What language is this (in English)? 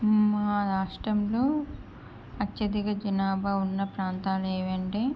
Telugu